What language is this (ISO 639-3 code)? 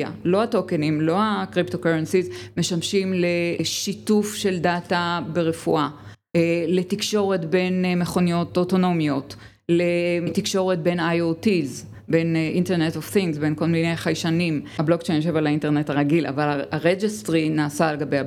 heb